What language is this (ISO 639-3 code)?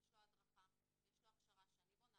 heb